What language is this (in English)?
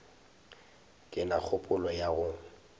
Northern Sotho